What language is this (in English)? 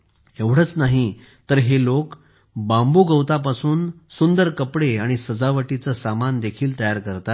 Marathi